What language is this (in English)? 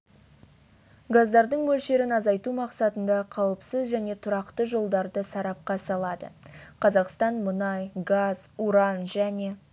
Kazakh